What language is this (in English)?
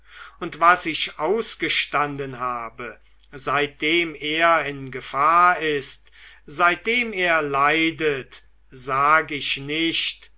German